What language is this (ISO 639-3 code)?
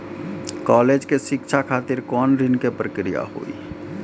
mai